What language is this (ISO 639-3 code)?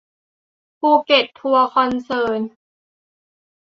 tha